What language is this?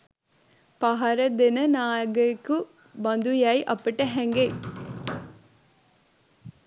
Sinhala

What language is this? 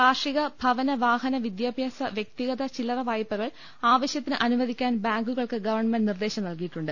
Malayalam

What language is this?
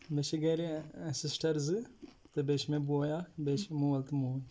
Kashmiri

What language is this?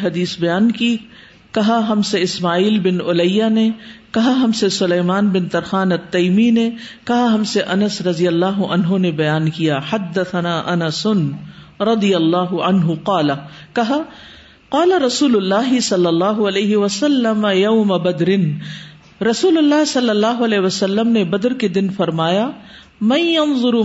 Urdu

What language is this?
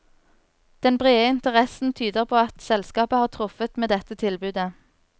Norwegian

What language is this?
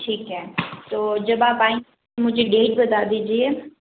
Hindi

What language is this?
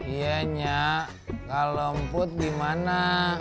Indonesian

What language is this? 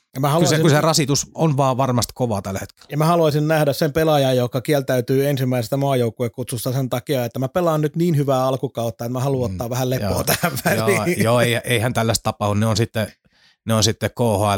Finnish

